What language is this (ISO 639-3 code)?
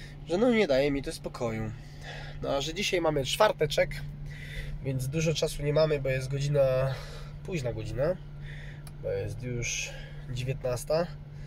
pol